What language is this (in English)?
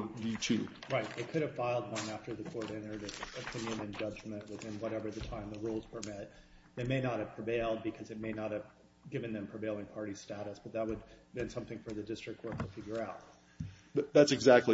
English